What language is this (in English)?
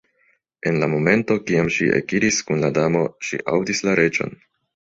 Esperanto